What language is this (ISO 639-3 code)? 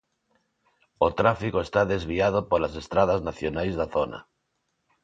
glg